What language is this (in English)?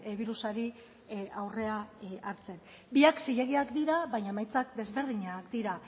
Basque